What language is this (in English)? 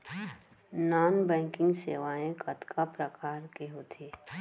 Chhattisgarhi